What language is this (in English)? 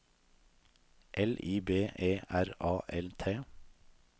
Norwegian